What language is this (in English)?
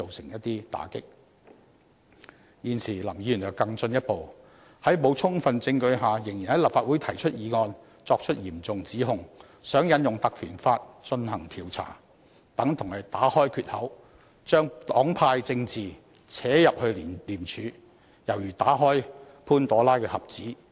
Cantonese